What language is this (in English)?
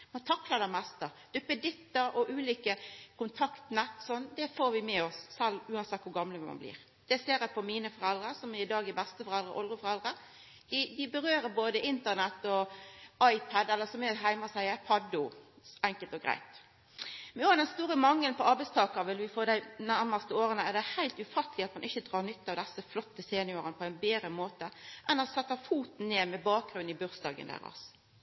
Norwegian Nynorsk